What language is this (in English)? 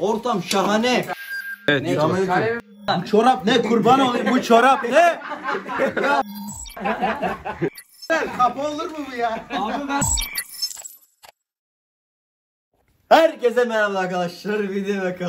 Turkish